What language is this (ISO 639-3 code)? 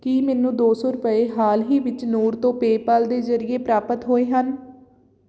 pan